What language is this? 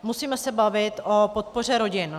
Czech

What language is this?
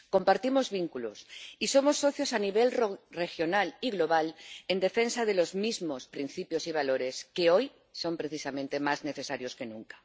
Spanish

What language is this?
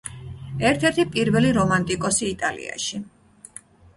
Georgian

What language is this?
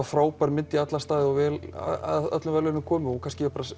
Icelandic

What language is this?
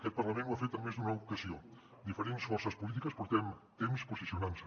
Catalan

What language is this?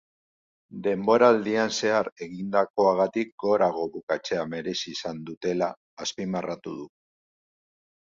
Basque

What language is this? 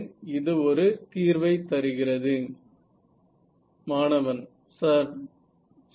Tamil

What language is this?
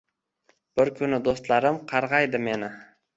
Uzbek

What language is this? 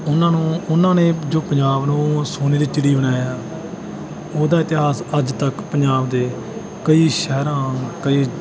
Punjabi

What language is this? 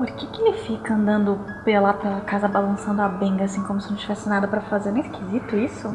Portuguese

